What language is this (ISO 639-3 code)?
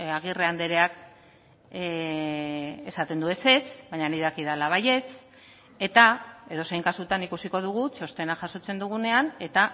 eus